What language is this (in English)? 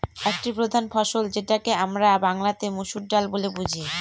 Bangla